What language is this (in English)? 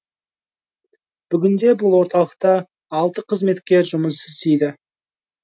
Kazakh